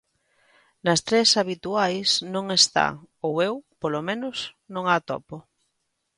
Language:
Galician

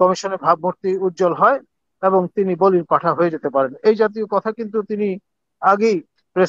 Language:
Arabic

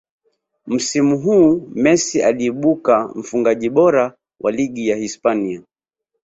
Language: Swahili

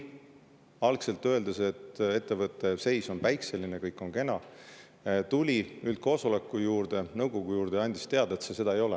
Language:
Estonian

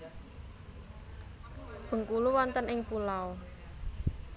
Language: Javanese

